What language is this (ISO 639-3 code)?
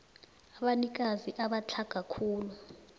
nbl